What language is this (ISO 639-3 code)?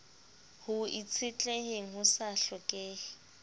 sot